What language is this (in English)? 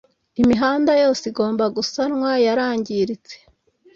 Kinyarwanda